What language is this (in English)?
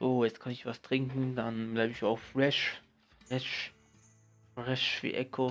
German